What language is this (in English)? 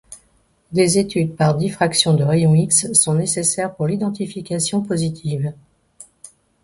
French